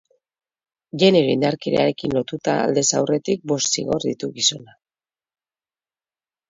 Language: Basque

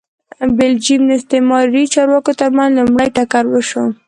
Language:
Pashto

